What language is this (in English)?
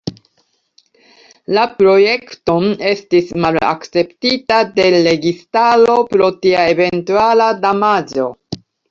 Esperanto